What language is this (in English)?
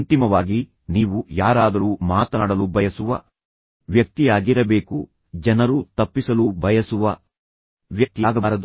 Kannada